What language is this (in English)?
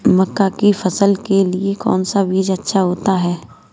Hindi